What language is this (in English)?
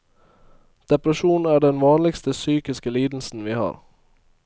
Norwegian